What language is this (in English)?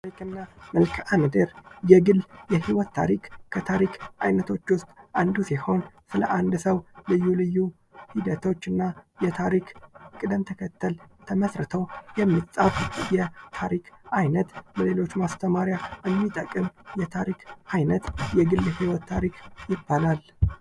Amharic